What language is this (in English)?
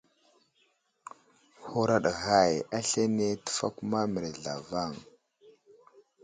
Wuzlam